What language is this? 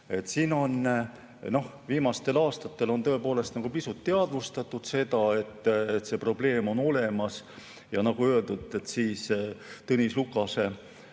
Estonian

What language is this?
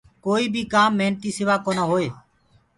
Gurgula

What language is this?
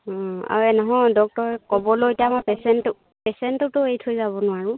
Assamese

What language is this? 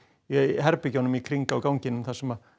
Icelandic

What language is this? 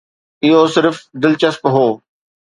Sindhi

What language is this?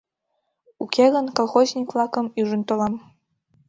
Mari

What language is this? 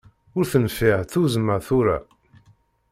Kabyle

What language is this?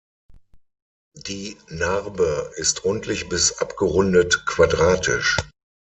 German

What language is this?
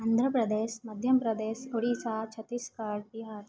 Sanskrit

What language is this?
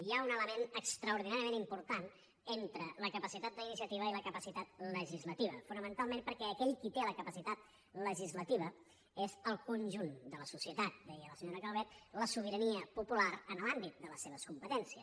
Catalan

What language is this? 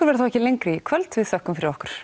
Icelandic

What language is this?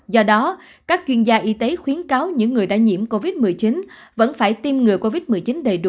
Vietnamese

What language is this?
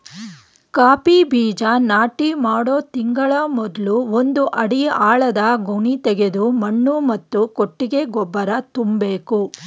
Kannada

